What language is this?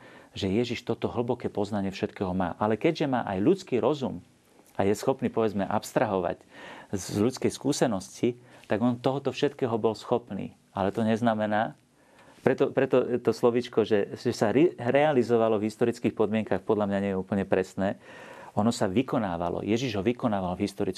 Slovak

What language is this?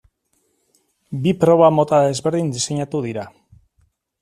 Basque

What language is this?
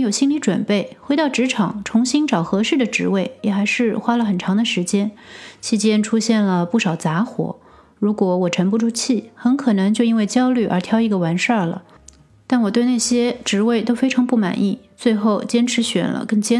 Chinese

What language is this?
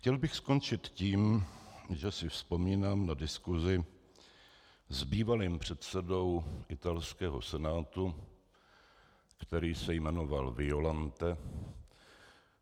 Czech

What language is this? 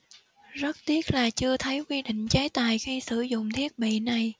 Vietnamese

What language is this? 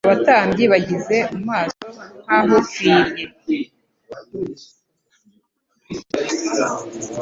Kinyarwanda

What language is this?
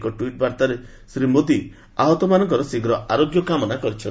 Odia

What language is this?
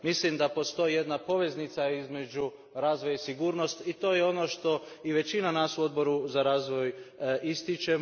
Croatian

